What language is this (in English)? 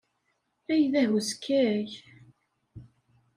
Kabyle